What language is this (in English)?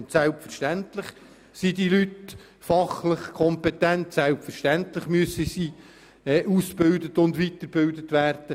Swiss German